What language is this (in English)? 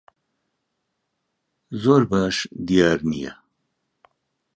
Central Kurdish